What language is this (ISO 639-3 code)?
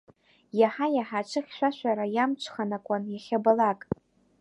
abk